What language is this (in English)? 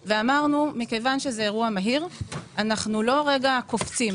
Hebrew